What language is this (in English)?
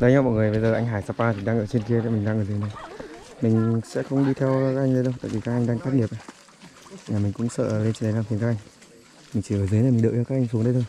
Vietnamese